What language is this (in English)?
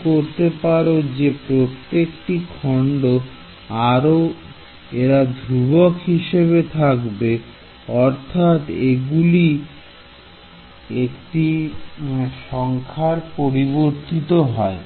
Bangla